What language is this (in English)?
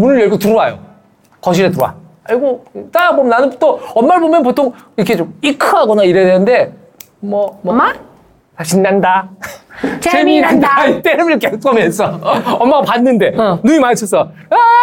Korean